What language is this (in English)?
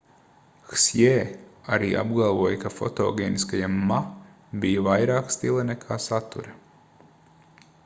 Latvian